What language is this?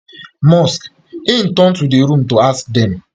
Nigerian Pidgin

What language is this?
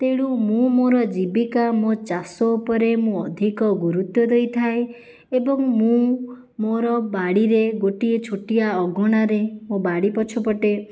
Odia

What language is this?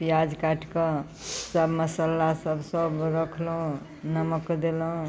Maithili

